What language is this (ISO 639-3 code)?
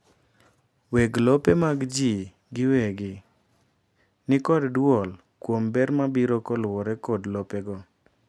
luo